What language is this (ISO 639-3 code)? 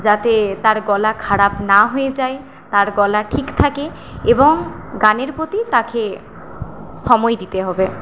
ben